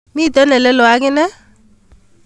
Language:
Kalenjin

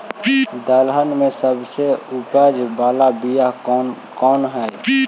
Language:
Magahi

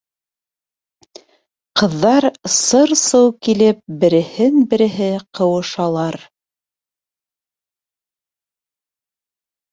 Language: Bashkir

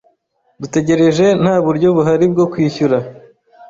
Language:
Kinyarwanda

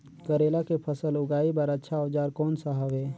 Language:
Chhattisgarhi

